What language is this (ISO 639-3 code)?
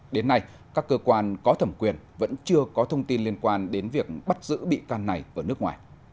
vie